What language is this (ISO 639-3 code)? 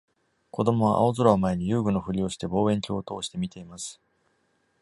jpn